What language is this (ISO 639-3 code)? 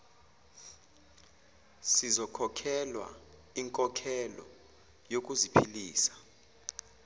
zul